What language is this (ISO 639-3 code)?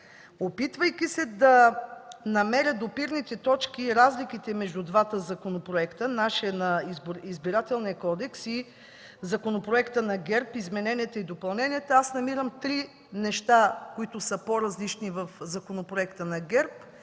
bul